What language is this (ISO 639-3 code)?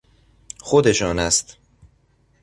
fas